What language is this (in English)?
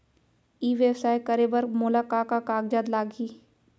Chhattisgarhi